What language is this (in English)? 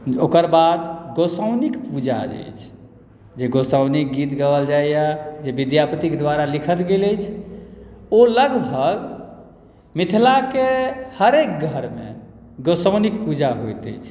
Maithili